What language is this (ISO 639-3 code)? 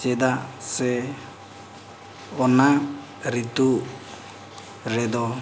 sat